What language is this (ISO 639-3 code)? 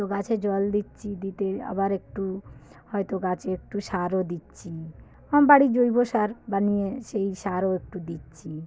ben